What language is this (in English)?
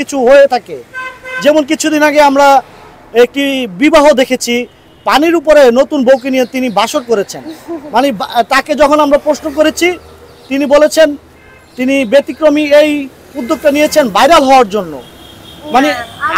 Bangla